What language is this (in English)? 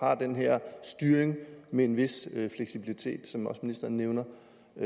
Danish